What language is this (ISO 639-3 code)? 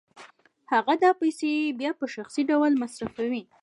pus